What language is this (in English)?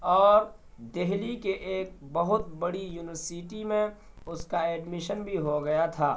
Urdu